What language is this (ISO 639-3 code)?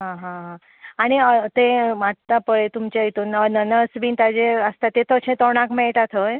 kok